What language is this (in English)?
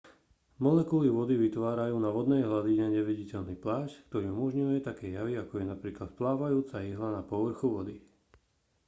Slovak